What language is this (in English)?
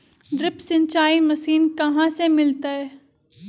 Magahi